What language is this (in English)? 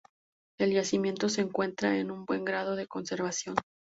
Spanish